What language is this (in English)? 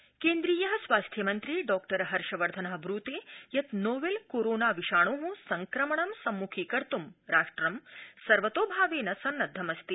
Sanskrit